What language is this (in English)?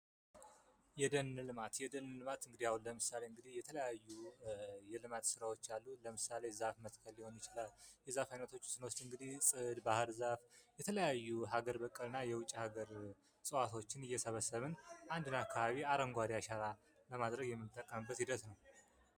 Amharic